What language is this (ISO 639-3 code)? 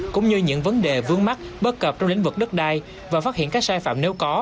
vie